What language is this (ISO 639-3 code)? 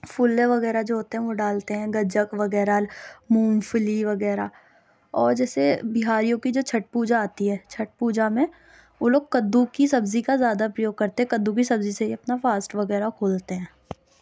urd